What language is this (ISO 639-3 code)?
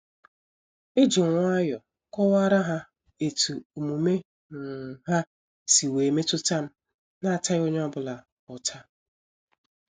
ibo